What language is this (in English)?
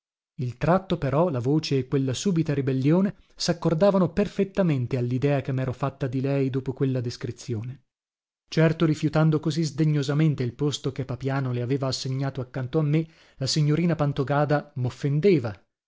Italian